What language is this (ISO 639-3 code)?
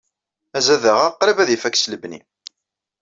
kab